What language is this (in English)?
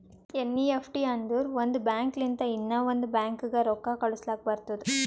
Kannada